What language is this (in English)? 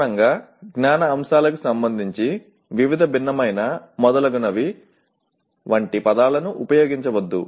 Telugu